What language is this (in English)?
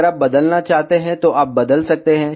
Hindi